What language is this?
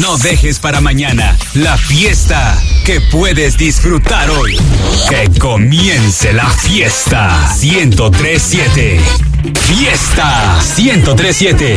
Spanish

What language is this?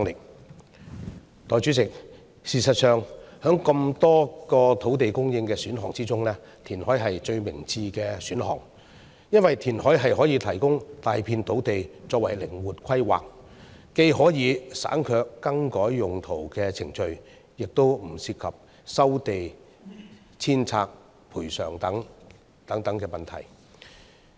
Cantonese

